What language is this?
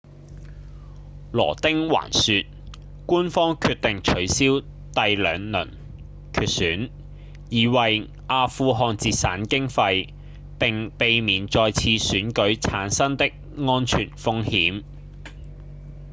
Cantonese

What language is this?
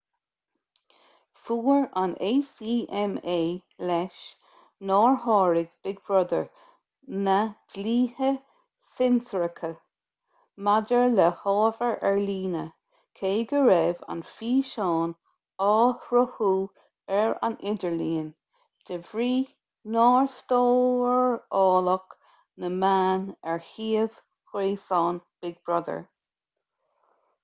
Irish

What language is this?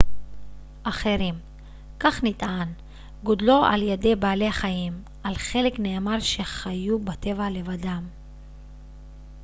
Hebrew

